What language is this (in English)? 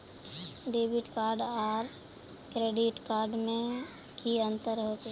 Magahi